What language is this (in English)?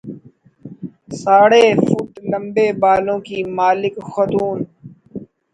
Urdu